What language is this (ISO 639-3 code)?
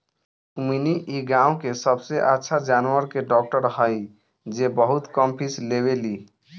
bho